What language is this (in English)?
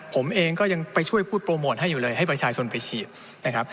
Thai